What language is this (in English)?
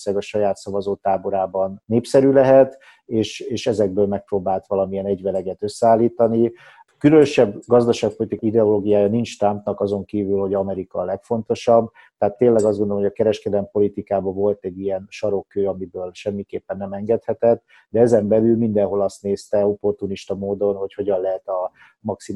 Hungarian